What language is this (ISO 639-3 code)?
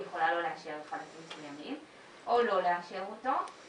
heb